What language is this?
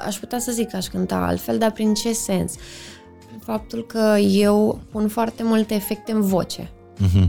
Romanian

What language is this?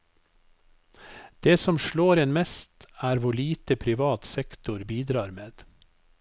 Norwegian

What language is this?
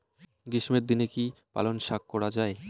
Bangla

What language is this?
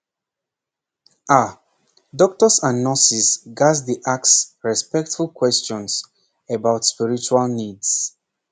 Nigerian Pidgin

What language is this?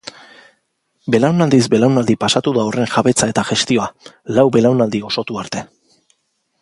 Basque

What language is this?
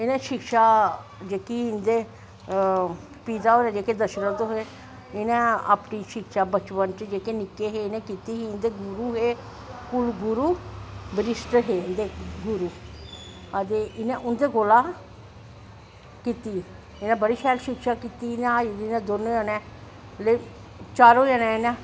Dogri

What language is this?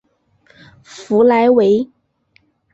Chinese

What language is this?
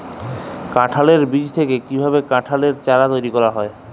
Bangla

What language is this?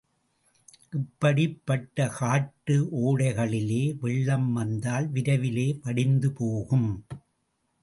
Tamil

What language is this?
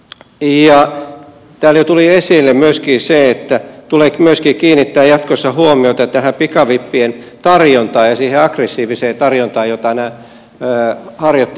Finnish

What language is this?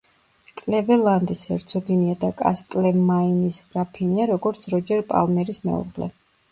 Georgian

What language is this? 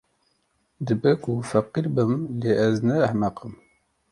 Kurdish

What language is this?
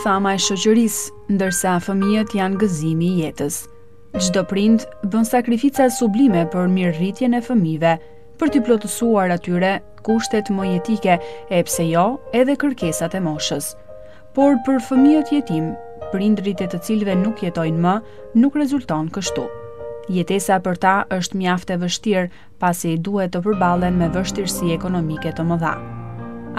Lithuanian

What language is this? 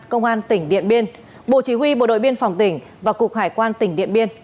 Vietnamese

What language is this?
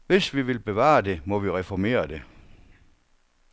Danish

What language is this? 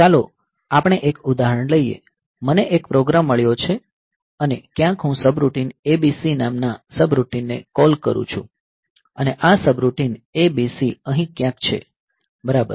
Gujarati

